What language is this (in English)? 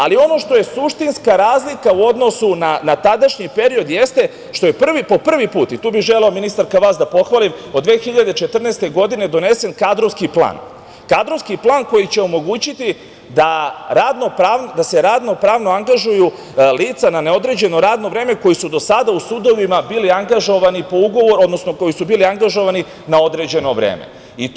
Serbian